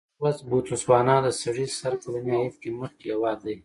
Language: Pashto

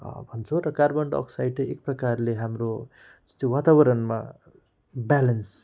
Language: Nepali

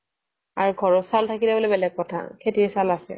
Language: Assamese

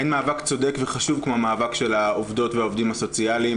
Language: Hebrew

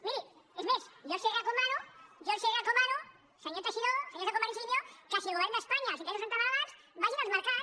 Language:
Catalan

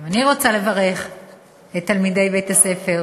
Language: Hebrew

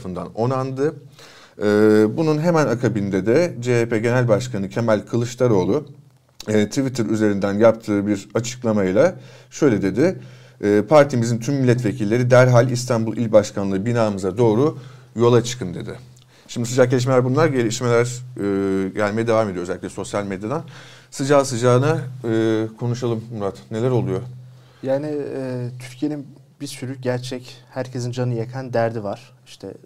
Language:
Turkish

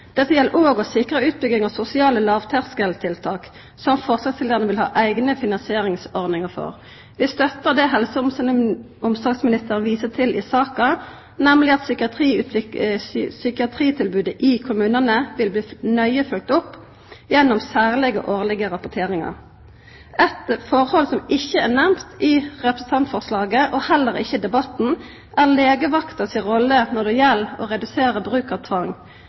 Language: Norwegian Nynorsk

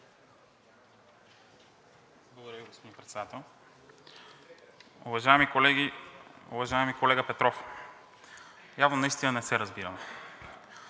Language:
Bulgarian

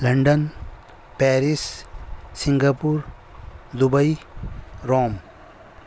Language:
Urdu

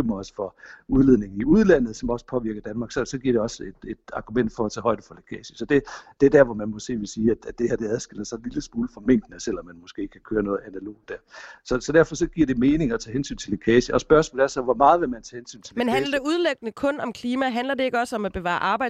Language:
Danish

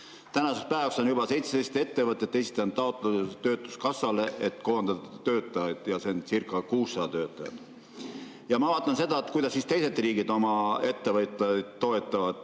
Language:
Estonian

